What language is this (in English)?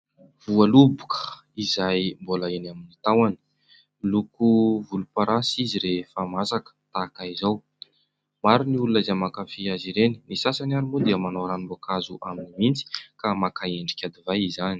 Malagasy